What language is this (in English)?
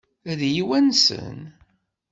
Kabyle